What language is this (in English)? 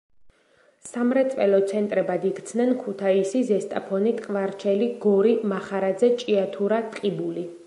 Georgian